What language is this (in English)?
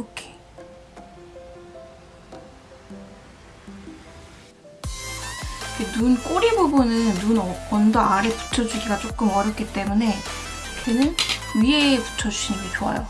Korean